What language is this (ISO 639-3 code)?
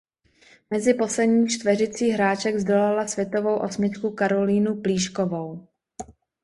ces